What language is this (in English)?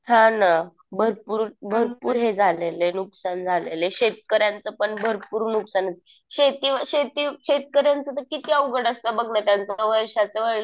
Marathi